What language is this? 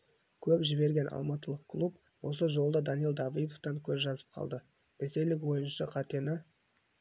Kazakh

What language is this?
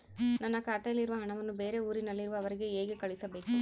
Kannada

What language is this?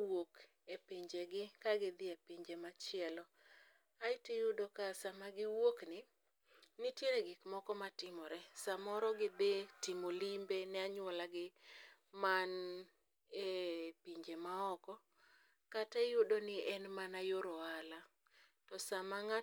Luo (Kenya and Tanzania)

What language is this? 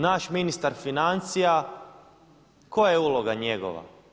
Croatian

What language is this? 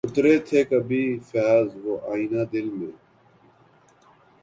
Urdu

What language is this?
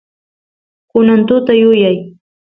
Santiago del Estero Quichua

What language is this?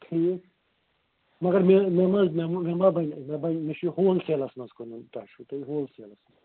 Kashmiri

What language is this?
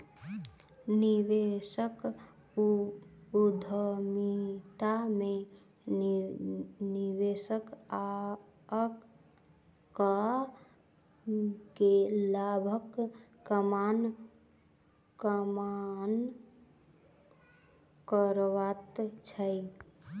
Maithili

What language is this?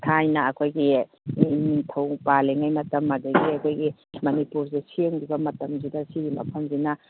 Manipuri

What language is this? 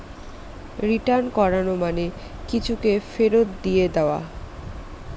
Bangla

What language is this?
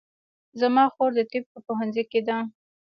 Pashto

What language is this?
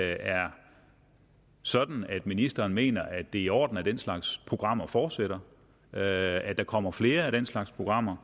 Danish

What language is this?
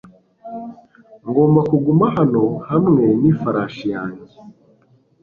Kinyarwanda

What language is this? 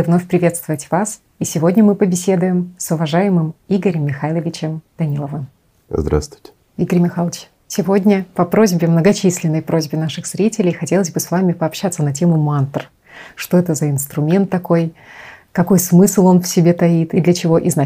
Russian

